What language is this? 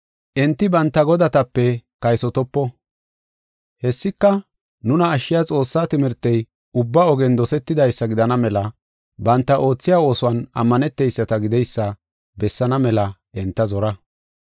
Gofa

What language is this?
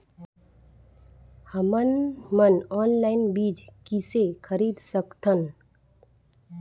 Chhattisgarhi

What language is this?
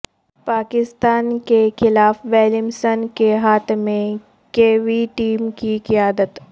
Urdu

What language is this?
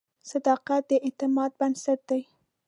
Pashto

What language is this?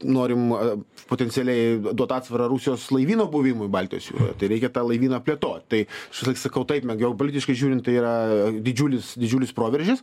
Lithuanian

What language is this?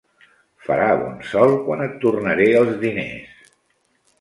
Catalan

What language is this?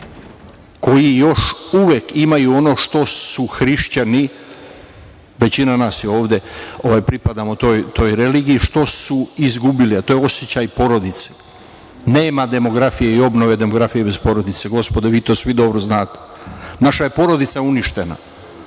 Serbian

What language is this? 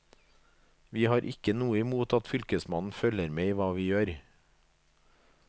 Norwegian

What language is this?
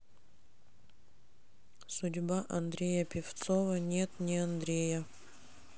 Russian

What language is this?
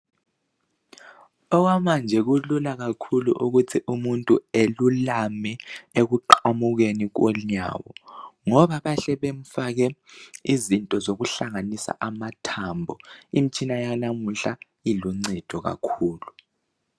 North Ndebele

